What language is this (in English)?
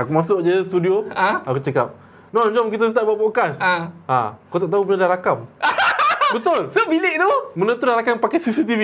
Malay